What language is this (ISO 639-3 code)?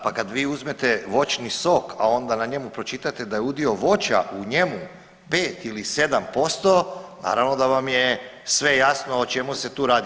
hrv